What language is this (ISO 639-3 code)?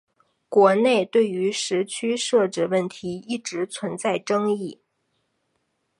zho